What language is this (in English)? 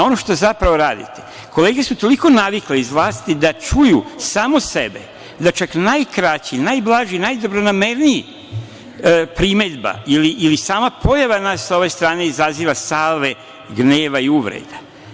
Serbian